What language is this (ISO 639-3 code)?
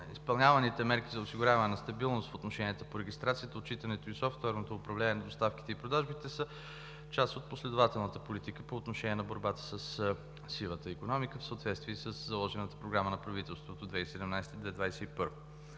bul